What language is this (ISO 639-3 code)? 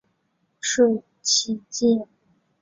zho